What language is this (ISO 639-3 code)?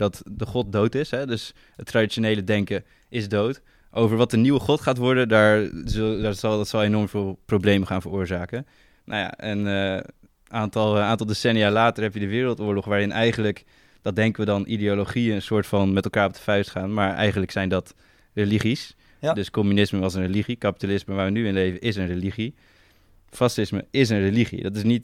nld